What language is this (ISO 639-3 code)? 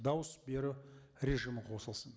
kaz